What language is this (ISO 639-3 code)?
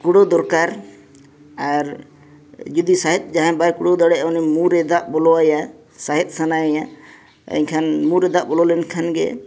sat